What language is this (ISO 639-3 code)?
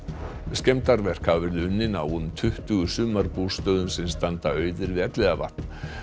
isl